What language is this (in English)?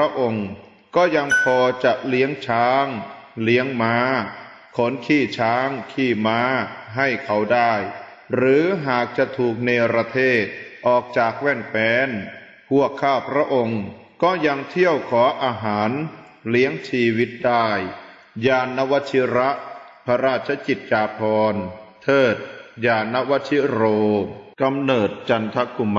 Thai